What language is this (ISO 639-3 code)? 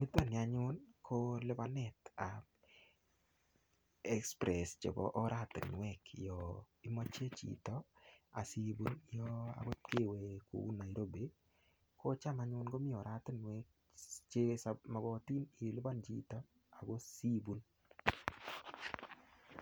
kln